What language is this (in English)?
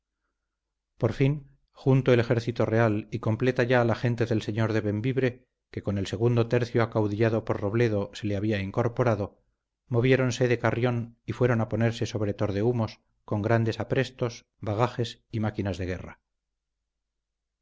Spanish